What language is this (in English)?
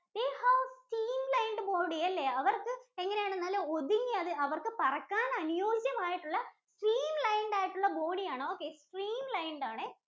Malayalam